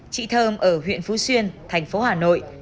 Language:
Vietnamese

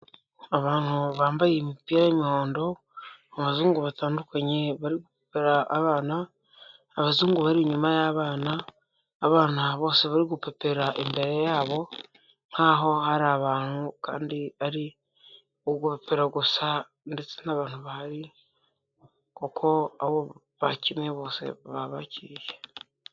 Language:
Kinyarwanda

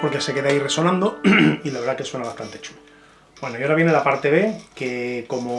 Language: Spanish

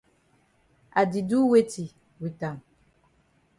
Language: Cameroon Pidgin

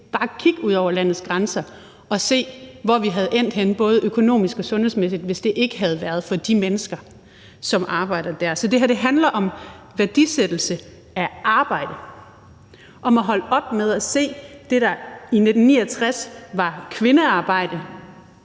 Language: Danish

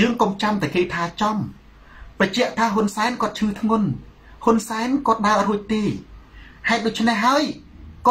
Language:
Thai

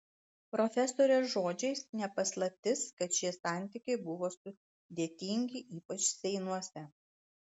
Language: Lithuanian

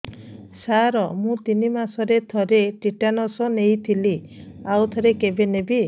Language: Odia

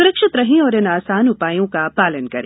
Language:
Hindi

